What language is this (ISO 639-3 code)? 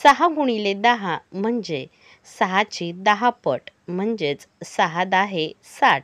ron